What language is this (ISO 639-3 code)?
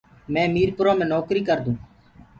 ggg